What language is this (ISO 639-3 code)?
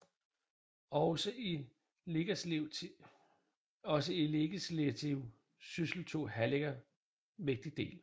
dan